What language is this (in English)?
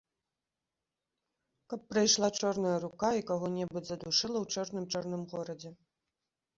Belarusian